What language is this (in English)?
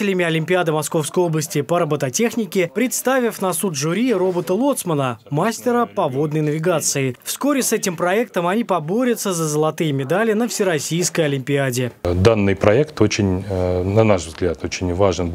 Russian